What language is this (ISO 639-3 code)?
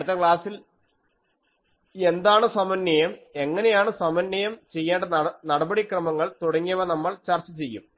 mal